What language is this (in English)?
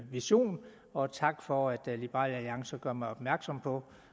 Danish